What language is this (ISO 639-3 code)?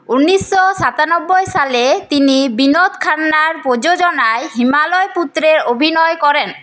ben